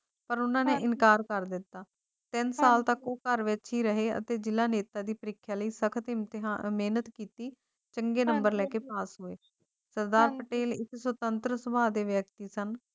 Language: Punjabi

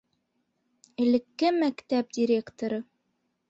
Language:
Bashkir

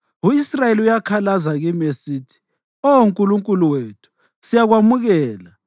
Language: North Ndebele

